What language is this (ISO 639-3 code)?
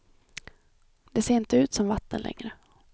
swe